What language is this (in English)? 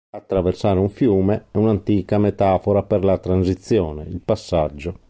Italian